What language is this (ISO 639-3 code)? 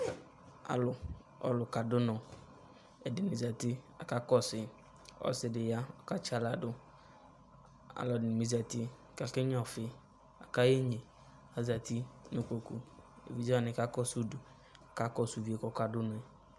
kpo